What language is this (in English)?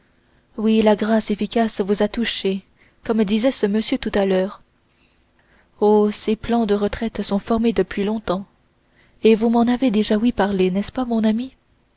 French